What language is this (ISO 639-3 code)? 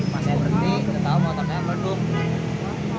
ind